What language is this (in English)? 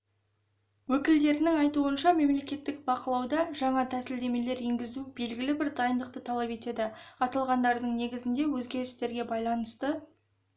Kazakh